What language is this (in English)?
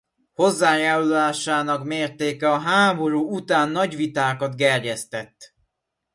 Hungarian